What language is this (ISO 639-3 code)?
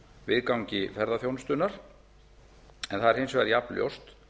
isl